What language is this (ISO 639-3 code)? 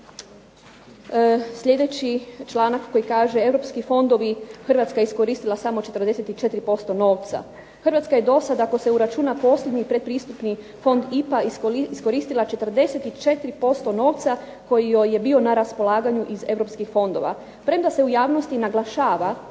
hrv